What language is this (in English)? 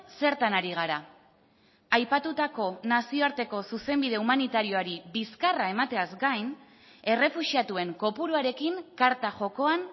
Basque